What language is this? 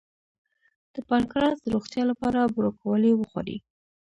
Pashto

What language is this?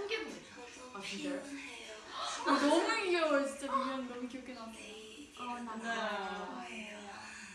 Korean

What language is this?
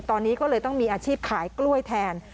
Thai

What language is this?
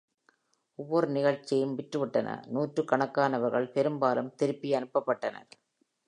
Tamil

